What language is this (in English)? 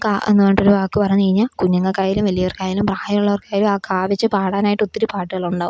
Malayalam